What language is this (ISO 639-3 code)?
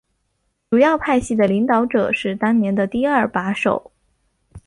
zho